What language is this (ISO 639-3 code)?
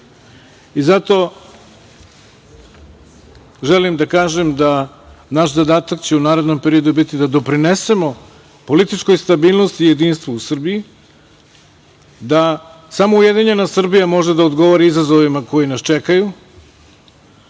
srp